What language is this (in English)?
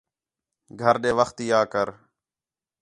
Khetrani